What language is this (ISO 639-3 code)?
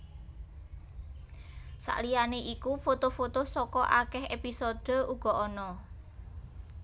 jav